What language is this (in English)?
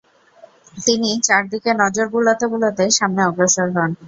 Bangla